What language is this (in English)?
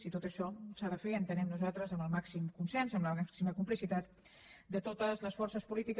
Catalan